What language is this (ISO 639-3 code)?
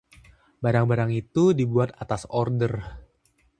ind